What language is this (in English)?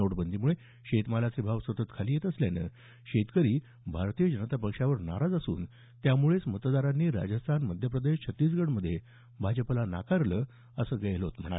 Marathi